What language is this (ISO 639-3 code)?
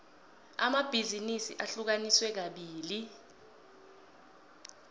nbl